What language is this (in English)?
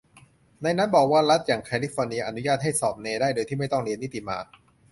Thai